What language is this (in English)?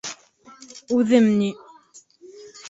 Bashkir